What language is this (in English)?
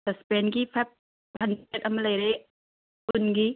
Manipuri